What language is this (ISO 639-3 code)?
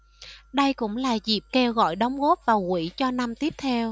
vie